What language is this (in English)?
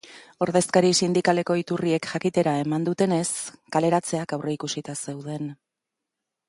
Basque